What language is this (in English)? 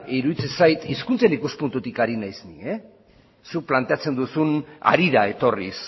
Basque